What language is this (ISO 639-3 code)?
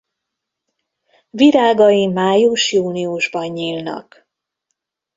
hun